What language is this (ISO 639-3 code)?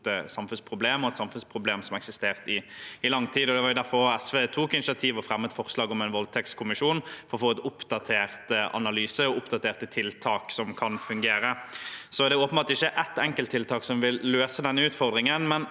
nor